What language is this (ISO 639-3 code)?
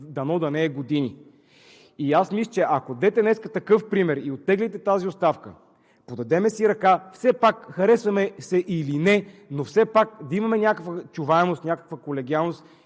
bul